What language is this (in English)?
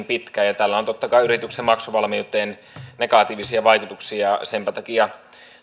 Finnish